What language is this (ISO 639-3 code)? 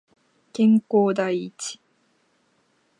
jpn